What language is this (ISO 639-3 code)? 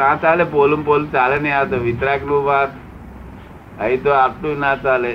guj